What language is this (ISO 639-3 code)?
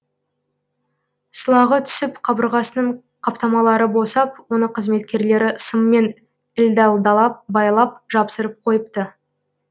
kaz